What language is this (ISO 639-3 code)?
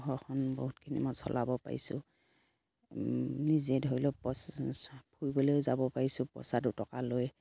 asm